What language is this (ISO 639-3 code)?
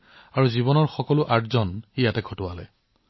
asm